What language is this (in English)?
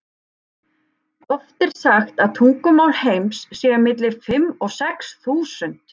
Icelandic